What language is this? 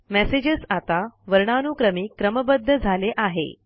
Marathi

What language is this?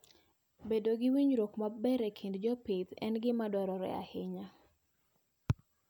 Luo (Kenya and Tanzania)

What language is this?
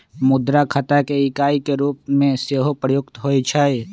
Magahi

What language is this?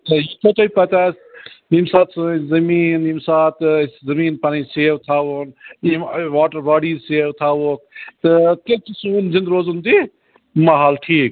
Kashmiri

